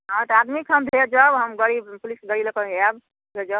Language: Maithili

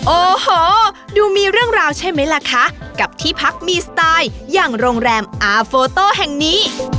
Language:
Thai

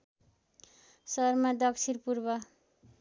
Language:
Nepali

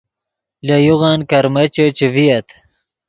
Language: Yidgha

